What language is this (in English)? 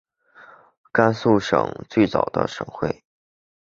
Chinese